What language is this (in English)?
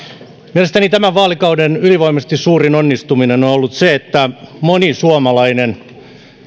Finnish